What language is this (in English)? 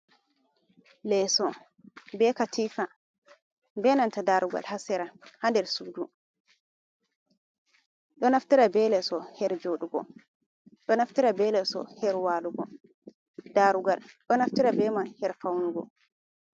Fula